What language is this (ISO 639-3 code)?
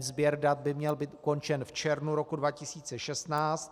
ces